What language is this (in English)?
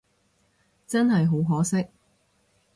Cantonese